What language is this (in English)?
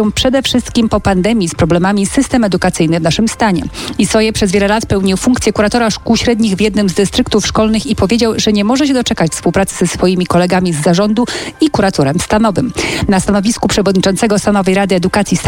Polish